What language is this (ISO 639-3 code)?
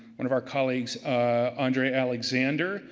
eng